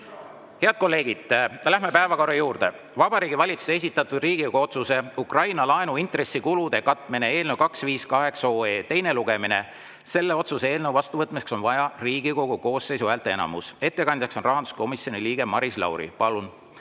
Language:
Estonian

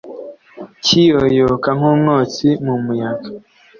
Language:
Kinyarwanda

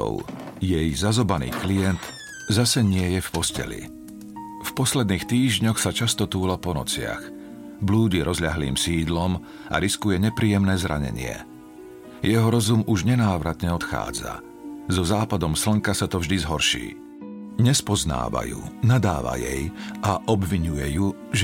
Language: Slovak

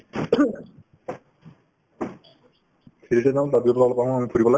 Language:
Assamese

